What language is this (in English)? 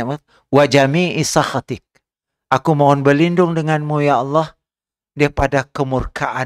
Malay